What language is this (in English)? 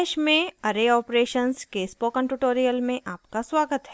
Hindi